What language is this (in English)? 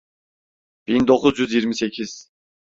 Turkish